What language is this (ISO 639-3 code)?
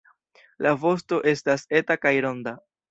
epo